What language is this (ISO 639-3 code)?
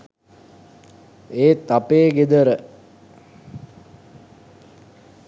sin